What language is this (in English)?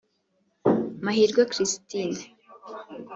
Kinyarwanda